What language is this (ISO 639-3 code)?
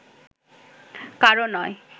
ben